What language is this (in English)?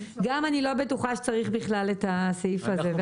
Hebrew